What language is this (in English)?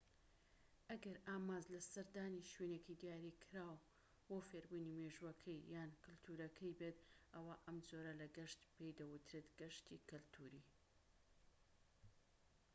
Central Kurdish